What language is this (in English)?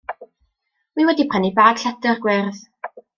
Welsh